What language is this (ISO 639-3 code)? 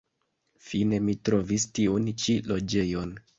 epo